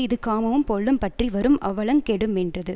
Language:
Tamil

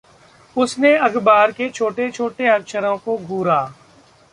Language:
Hindi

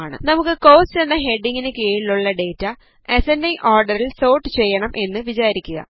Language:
Malayalam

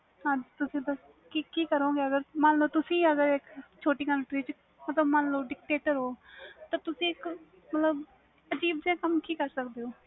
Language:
Punjabi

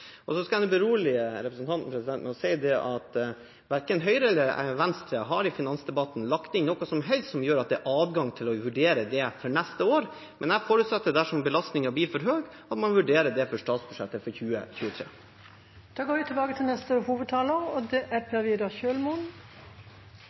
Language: Norwegian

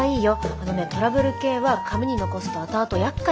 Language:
Japanese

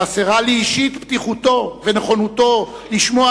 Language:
Hebrew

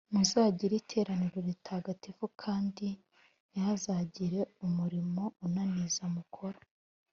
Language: Kinyarwanda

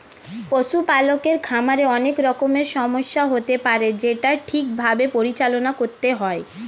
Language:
Bangla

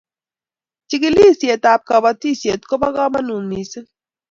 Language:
Kalenjin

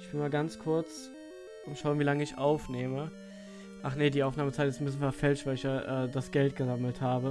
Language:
German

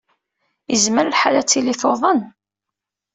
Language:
Kabyle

